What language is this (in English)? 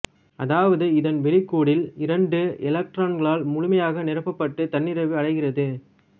Tamil